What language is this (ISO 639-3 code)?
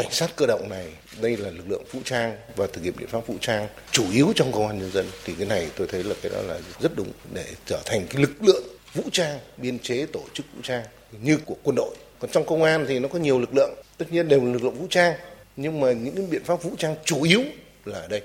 vie